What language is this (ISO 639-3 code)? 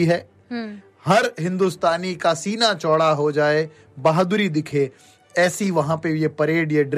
hin